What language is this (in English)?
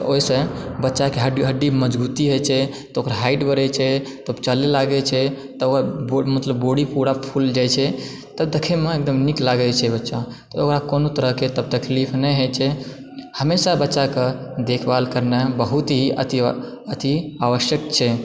Maithili